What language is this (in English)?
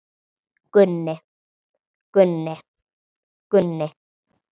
Icelandic